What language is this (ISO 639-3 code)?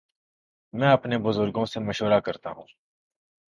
urd